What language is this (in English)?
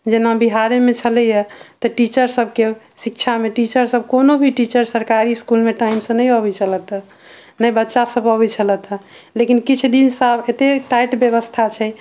Maithili